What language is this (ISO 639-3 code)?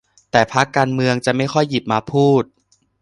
tha